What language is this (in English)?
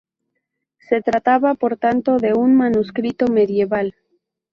Spanish